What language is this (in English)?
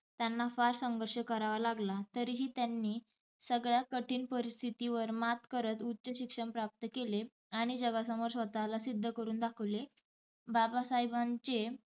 Marathi